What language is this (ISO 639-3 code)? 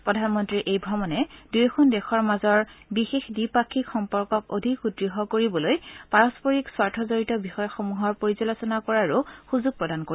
asm